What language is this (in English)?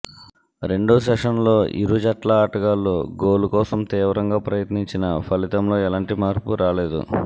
Telugu